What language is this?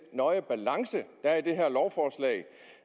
Danish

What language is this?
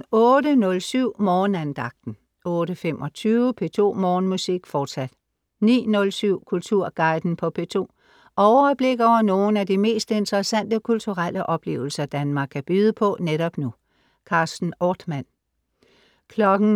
Danish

